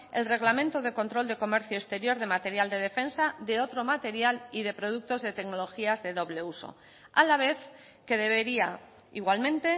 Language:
Spanish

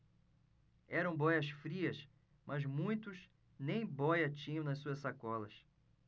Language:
Portuguese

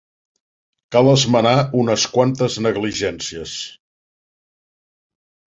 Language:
Catalan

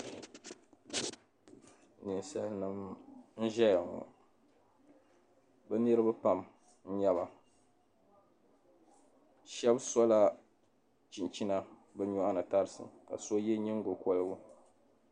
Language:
Dagbani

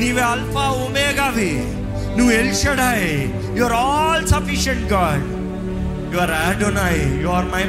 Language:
Telugu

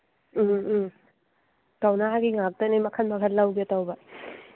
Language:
Manipuri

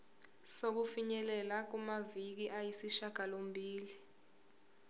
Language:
Zulu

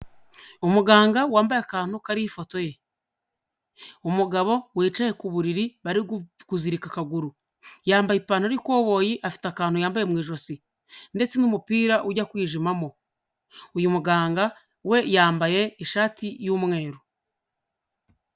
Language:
Kinyarwanda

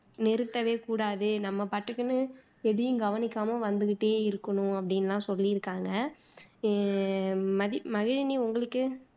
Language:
Tamil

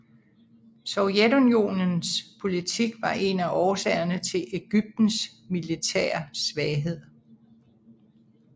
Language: Danish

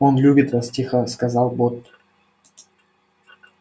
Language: Russian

